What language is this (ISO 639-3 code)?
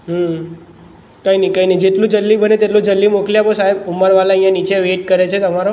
guj